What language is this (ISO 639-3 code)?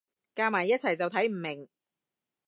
yue